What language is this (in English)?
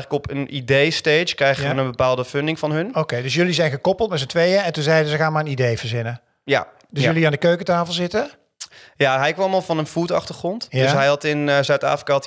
Dutch